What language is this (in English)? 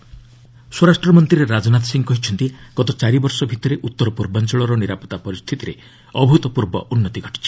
Odia